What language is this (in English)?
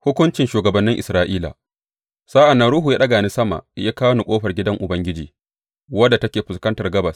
Hausa